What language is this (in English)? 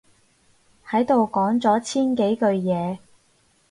Cantonese